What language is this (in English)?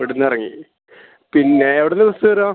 Malayalam